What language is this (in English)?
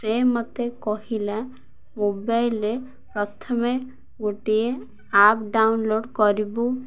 Odia